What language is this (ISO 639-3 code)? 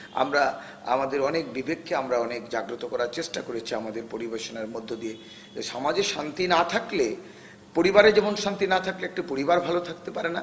ben